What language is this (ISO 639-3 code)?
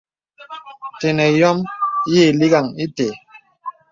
beb